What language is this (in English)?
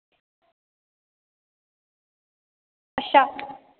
Dogri